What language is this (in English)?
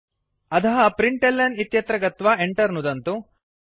Sanskrit